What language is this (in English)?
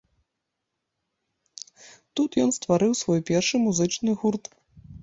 Belarusian